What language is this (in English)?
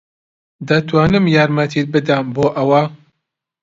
Central Kurdish